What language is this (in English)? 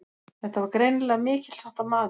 Icelandic